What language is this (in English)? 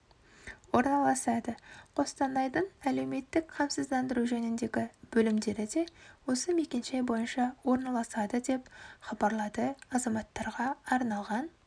Kazakh